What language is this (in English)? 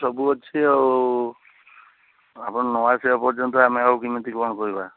Odia